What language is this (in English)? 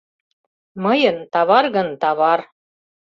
Mari